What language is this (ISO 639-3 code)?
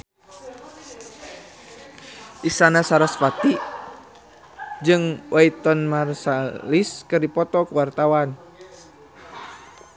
sun